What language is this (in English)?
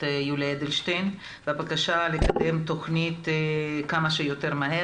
Hebrew